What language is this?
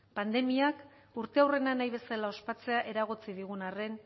Basque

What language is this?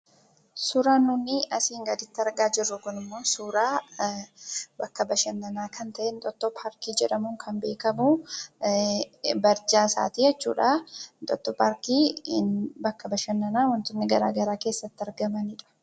Oromo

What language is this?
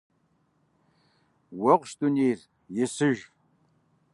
Kabardian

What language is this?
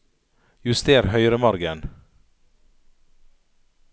Norwegian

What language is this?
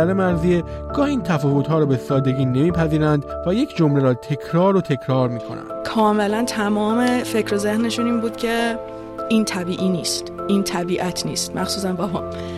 Persian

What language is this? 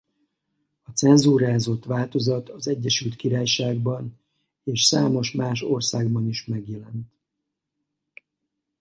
Hungarian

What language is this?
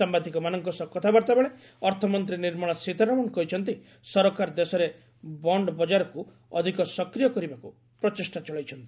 Odia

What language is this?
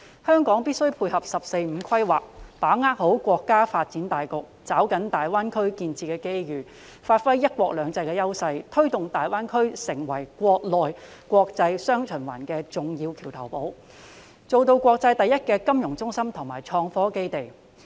Cantonese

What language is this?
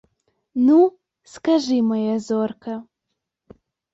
Belarusian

